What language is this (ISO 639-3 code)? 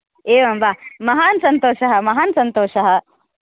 san